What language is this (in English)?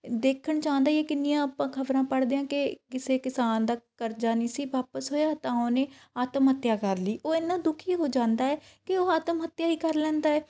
Punjabi